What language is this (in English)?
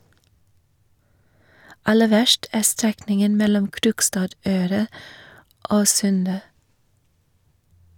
Norwegian